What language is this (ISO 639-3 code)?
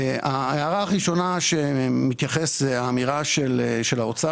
heb